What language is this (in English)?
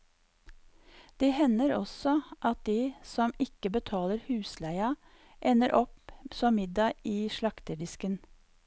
Norwegian